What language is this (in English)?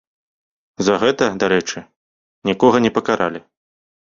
Belarusian